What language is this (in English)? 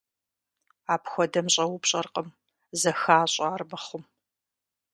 Kabardian